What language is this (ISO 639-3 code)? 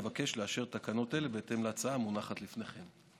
heb